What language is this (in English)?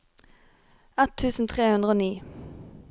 Norwegian